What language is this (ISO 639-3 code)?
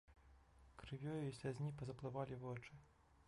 bel